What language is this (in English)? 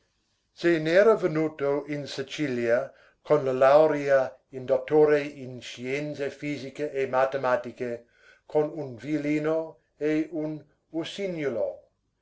Italian